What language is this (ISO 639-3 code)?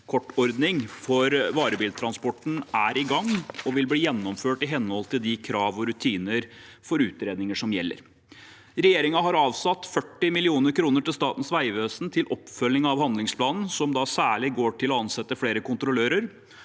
nor